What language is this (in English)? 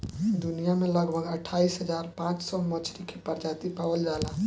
Bhojpuri